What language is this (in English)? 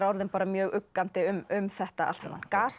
Icelandic